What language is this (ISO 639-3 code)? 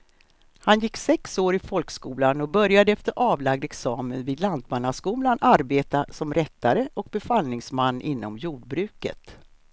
swe